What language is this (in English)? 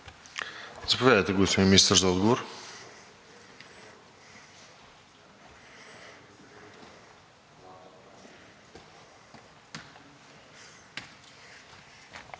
Bulgarian